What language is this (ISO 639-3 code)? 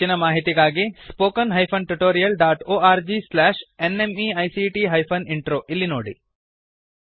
kan